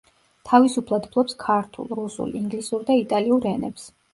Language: Georgian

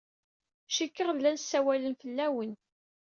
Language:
Kabyle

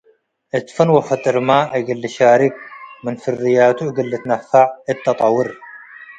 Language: Tigre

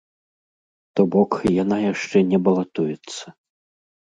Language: Belarusian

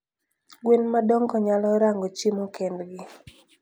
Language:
Luo (Kenya and Tanzania)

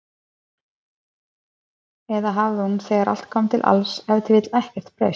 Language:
Icelandic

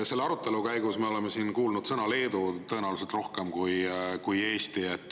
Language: Estonian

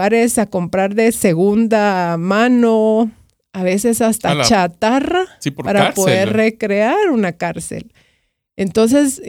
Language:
Spanish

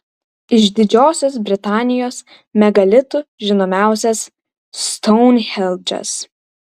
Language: Lithuanian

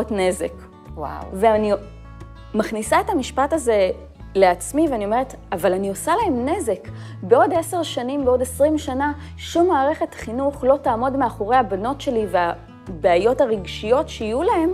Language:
Hebrew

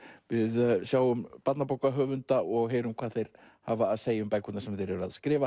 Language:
Icelandic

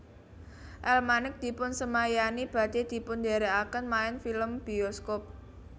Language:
Javanese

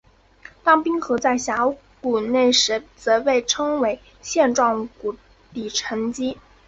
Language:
Chinese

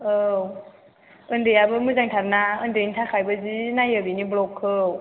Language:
Bodo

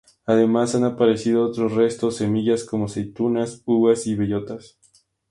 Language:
Spanish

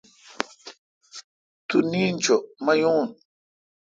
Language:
Kalkoti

